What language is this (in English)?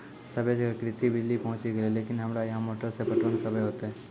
Maithili